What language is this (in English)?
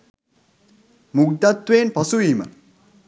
Sinhala